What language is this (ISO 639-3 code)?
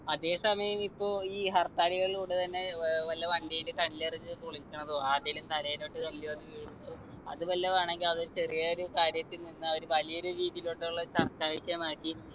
mal